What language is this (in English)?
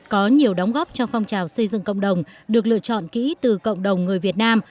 Vietnamese